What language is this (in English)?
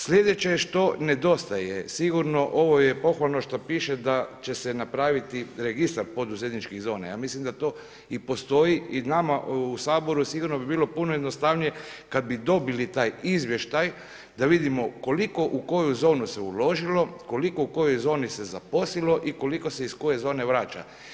Croatian